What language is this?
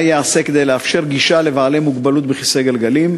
Hebrew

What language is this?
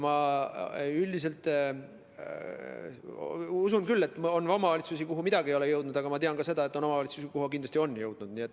Estonian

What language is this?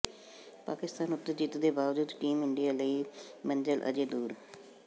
Punjabi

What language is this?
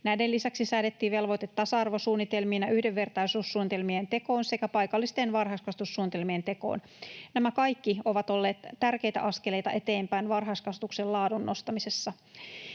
Finnish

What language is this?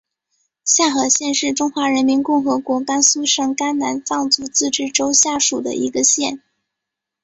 Chinese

